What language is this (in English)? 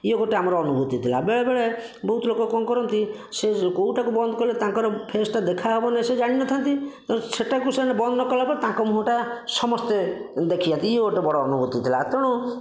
Odia